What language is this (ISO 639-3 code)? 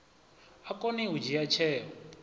ven